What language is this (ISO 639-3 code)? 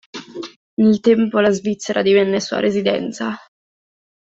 ita